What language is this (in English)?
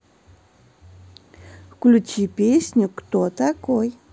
Russian